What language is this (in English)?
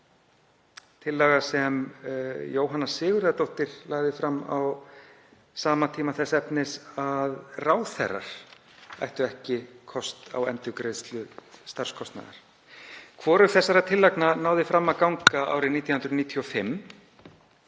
Icelandic